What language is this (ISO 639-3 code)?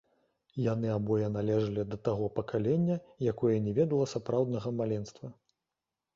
bel